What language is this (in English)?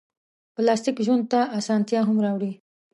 Pashto